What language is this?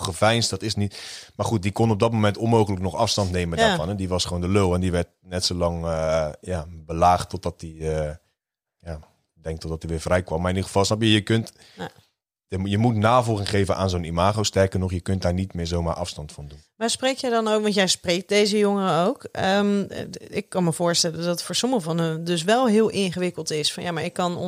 Dutch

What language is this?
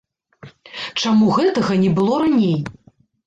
Belarusian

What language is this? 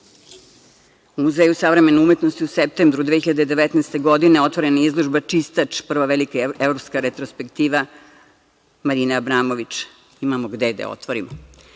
Serbian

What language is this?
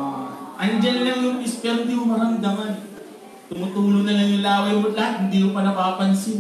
Filipino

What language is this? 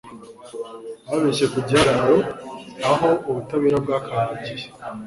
Kinyarwanda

